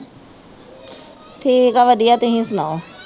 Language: Punjabi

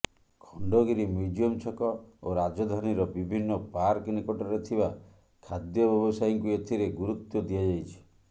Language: Odia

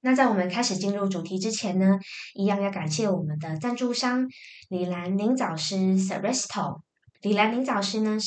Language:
Chinese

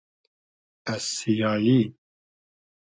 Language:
Hazaragi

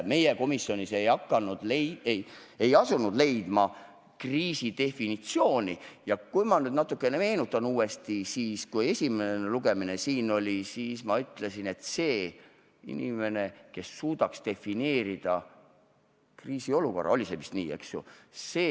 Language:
Estonian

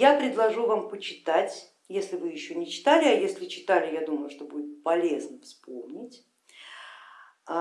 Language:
Russian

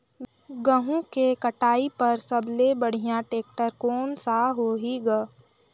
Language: Chhattisgarhi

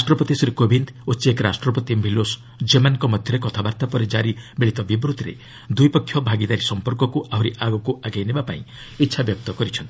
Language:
Odia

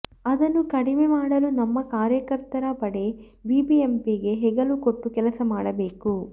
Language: Kannada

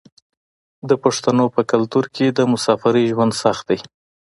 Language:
Pashto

